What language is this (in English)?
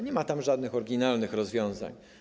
Polish